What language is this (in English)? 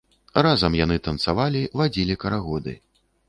Belarusian